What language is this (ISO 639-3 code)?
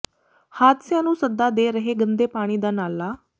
pan